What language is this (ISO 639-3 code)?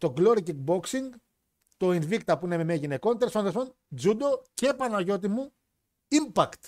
ell